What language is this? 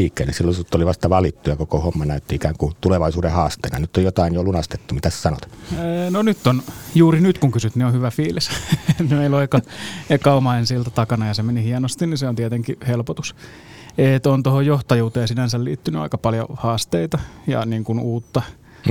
Finnish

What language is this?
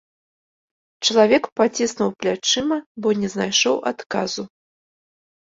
Belarusian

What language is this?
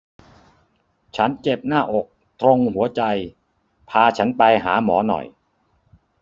Thai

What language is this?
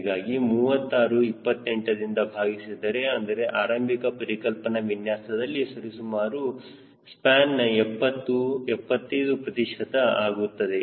Kannada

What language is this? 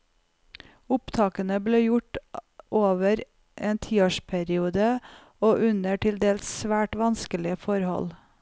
Norwegian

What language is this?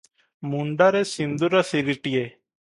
Odia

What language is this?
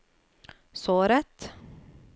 Norwegian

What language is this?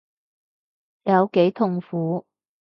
Cantonese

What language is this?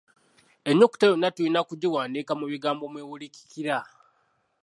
Ganda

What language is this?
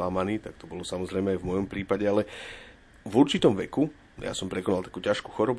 Slovak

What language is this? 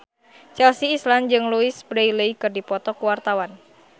Sundanese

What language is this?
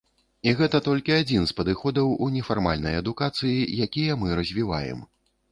Belarusian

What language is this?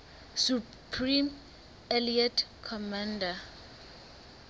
Southern Sotho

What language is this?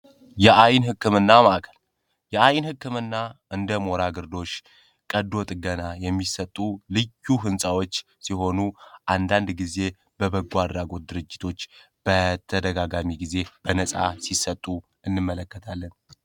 Amharic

